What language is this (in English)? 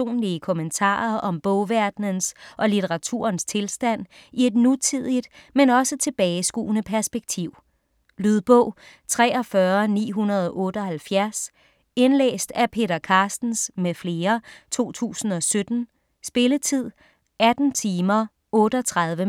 Danish